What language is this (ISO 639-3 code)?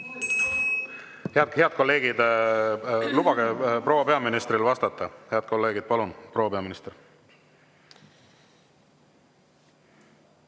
est